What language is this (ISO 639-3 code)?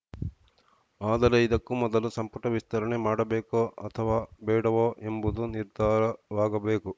kan